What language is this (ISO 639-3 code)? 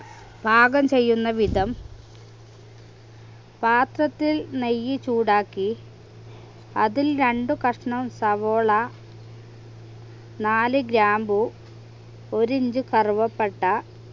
mal